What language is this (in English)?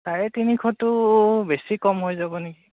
Assamese